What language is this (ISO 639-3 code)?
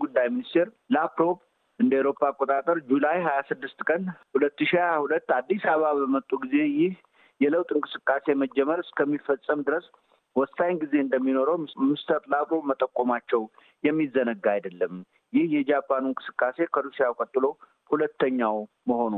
amh